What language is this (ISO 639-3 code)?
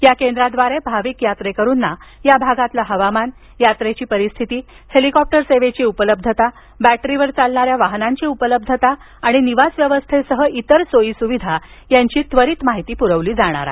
mar